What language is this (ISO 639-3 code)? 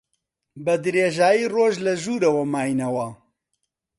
ckb